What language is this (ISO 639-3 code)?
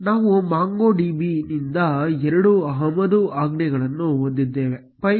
kan